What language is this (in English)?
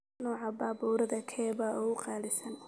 Somali